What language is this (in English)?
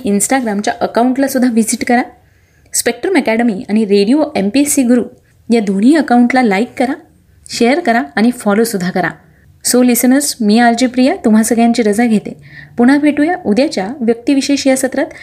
Marathi